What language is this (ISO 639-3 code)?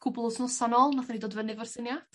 cym